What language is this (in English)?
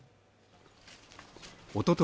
Japanese